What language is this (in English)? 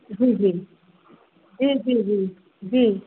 Sindhi